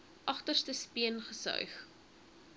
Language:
Afrikaans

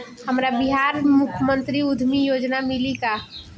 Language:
Bhojpuri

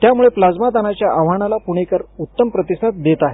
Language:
Marathi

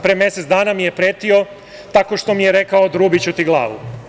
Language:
Serbian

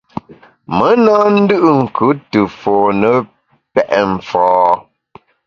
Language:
Bamun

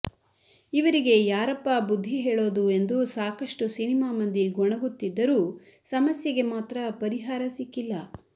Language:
Kannada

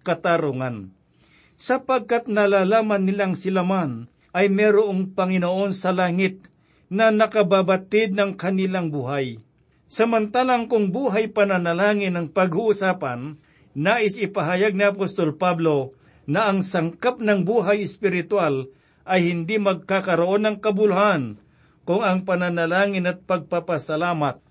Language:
Filipino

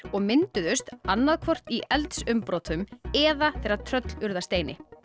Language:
Icelandic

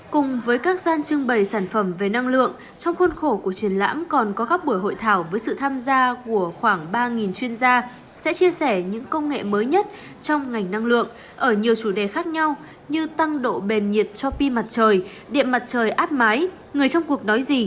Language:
Vietnamese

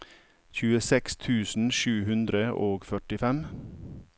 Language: Norwegian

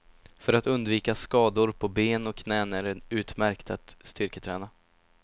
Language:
Swedish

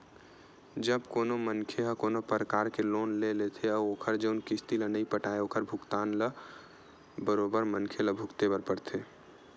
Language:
Chhattisgarhi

